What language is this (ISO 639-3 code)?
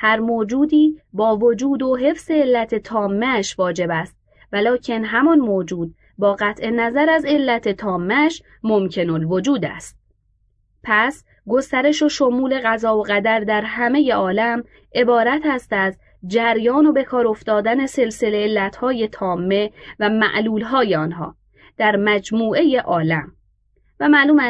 fas